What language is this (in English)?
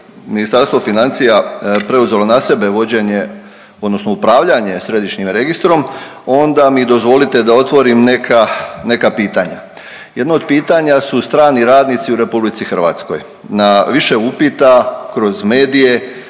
Croatian